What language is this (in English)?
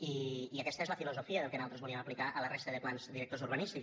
Catalan